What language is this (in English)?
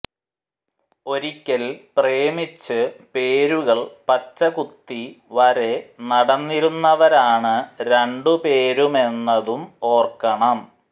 Malayalam